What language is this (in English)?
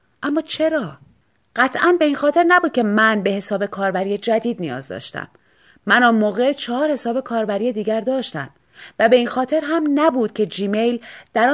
Persian